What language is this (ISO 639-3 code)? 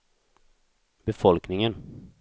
swe